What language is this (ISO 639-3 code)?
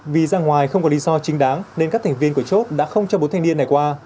vie